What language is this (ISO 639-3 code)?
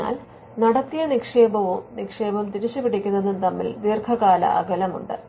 mal